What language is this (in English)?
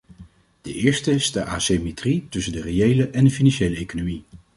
Dutch